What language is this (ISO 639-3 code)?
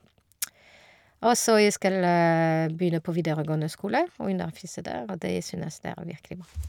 nor